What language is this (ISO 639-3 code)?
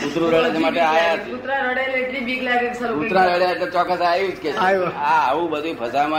guj